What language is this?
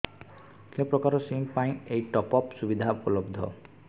Odia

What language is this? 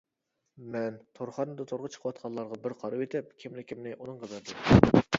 Uyghur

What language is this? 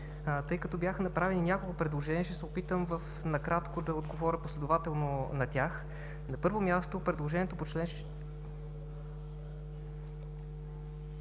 Bulgarian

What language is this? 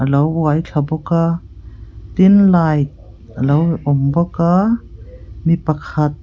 Mizo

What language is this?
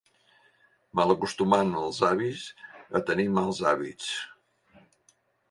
Catalan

